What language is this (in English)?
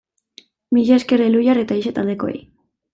Basque